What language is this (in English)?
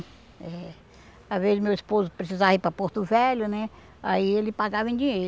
Portuguese